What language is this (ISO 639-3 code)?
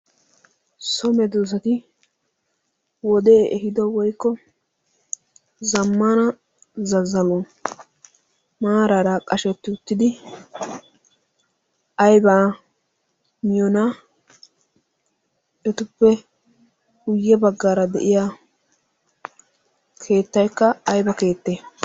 wal